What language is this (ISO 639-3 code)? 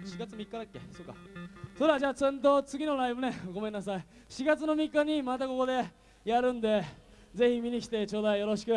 jpn